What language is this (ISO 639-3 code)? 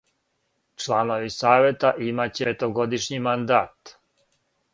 srp